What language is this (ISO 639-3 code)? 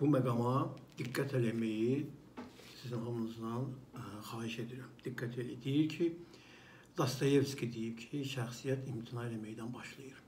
tur